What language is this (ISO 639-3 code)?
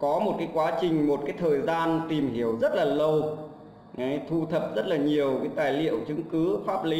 vie